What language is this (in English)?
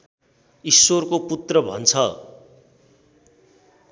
Nepali